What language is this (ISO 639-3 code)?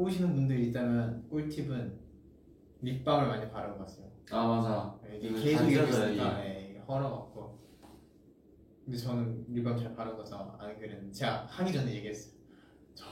kor